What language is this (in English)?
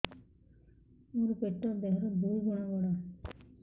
Odia